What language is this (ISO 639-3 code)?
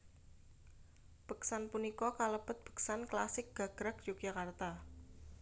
jav